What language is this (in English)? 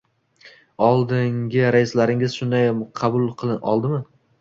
Uzbek